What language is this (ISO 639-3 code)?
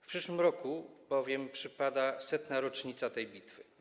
pol